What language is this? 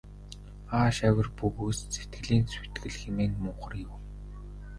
Mongolian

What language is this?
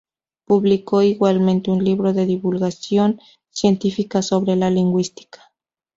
Spanish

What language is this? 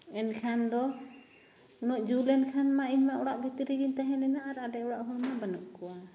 Santali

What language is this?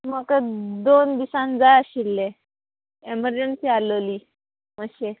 Konkani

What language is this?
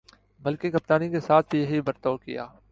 Urdu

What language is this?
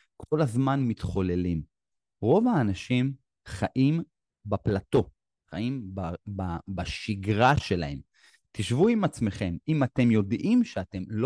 Hebrew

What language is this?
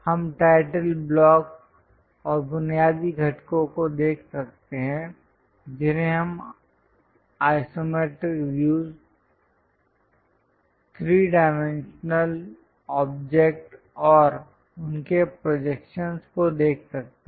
Hindi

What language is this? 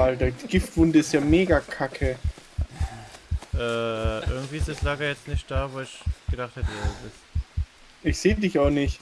German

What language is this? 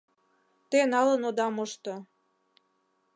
Mari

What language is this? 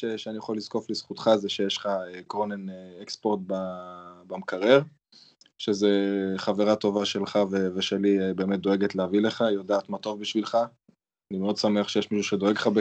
Hebrew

